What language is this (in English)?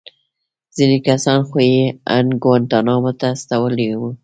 Pashto